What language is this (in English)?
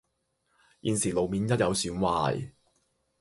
Cantonese